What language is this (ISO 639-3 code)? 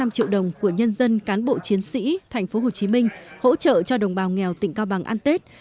vie